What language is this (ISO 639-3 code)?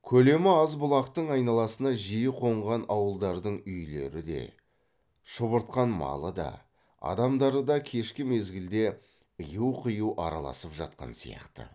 kaz